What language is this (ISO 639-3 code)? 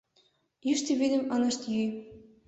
chm